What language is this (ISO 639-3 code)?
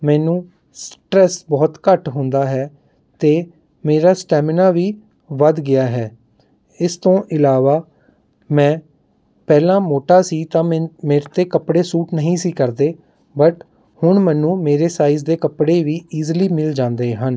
pan